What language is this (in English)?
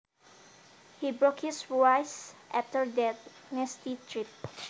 Javanese